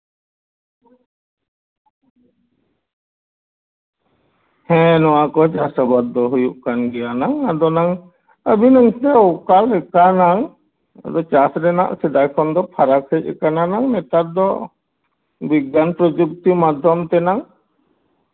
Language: Santali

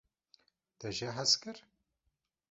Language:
Kurdish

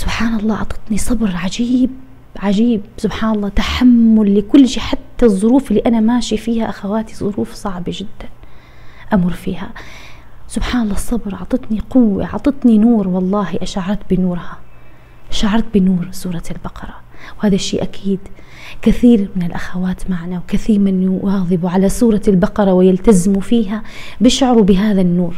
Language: Arabic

